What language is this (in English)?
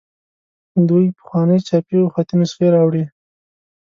Pashto